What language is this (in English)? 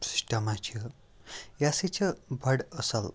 Kashmiri